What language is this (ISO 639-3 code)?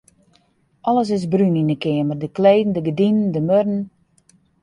fry